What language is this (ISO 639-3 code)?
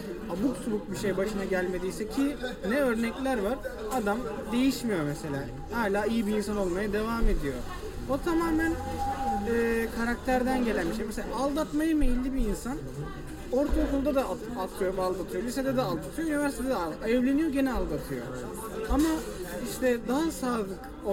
tur